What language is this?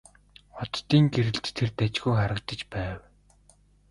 Mongolian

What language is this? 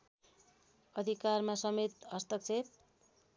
Nepali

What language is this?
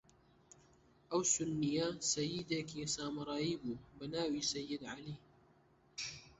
Central Kurdish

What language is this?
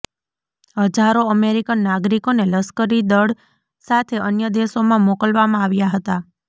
Gujarati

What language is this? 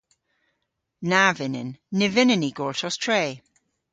Cornish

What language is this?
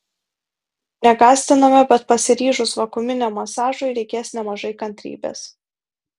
Lithuanian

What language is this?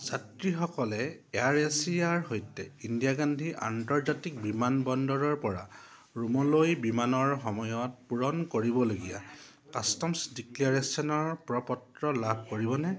Assamese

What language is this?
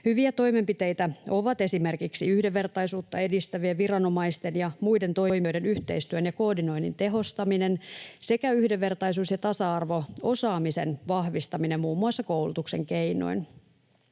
Finnish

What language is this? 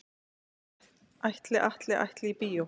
Icelandic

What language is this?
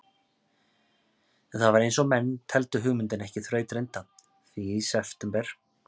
Icelandic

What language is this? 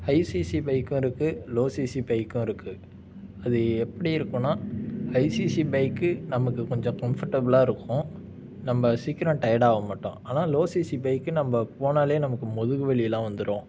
Tamil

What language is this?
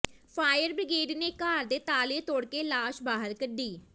Punjabi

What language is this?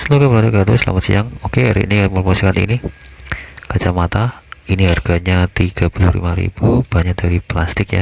Indonesian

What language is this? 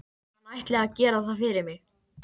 Icelandic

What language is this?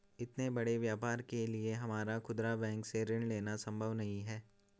Hindi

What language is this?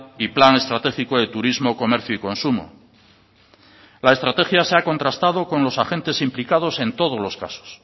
Spanish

